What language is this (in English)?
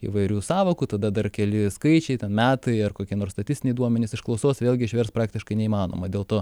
Lithuanian